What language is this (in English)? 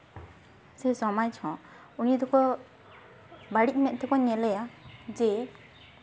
Santali